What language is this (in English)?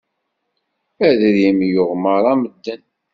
Kabyle